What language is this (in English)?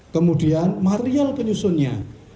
Indonesian